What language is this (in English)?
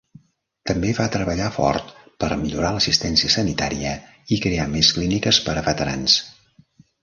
Catalan